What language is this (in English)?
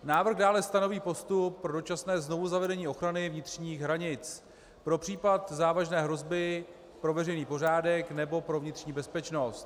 Czech